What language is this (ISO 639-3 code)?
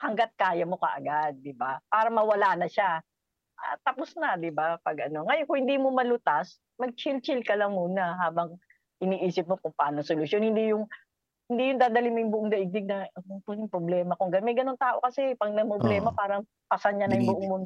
fil